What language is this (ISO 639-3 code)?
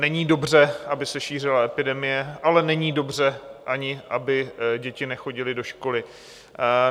ces